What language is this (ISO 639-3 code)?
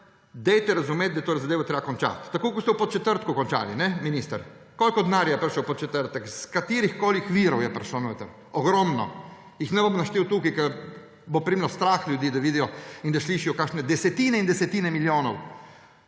slv